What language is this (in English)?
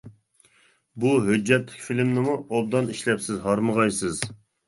Uyghur